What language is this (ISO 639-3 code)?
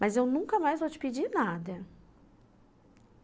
por